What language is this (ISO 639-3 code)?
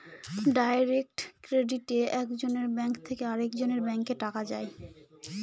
ben